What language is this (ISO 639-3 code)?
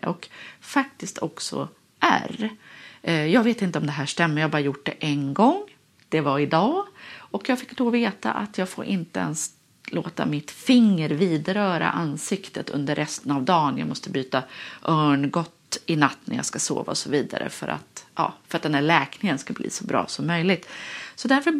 swe